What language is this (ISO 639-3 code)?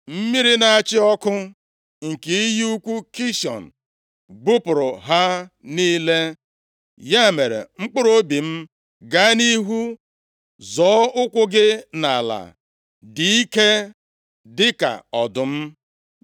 ibo